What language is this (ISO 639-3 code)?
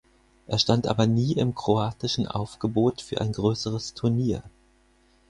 deu